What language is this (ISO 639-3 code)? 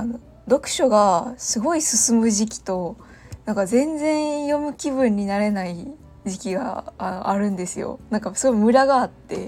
jpn